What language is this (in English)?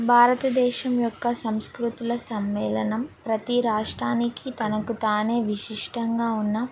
Telugu